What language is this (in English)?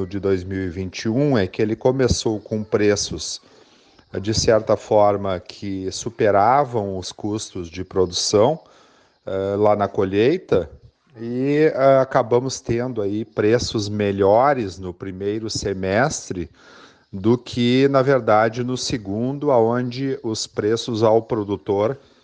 Portuguese